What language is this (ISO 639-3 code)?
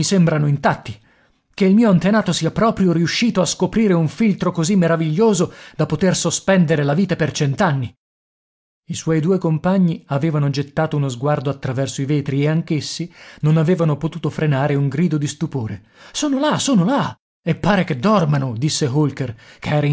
ita